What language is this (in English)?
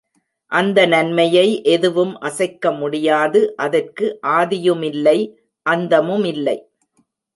Tamil